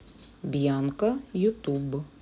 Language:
Russian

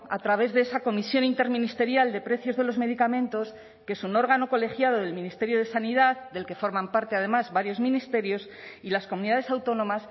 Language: Spanish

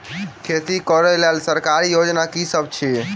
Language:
Maithili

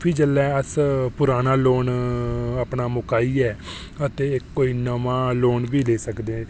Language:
Dogri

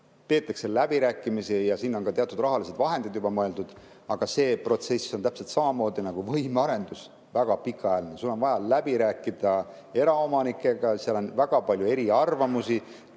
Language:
Estonian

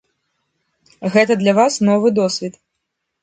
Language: Belarusian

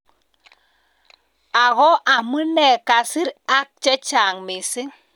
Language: Kalenjin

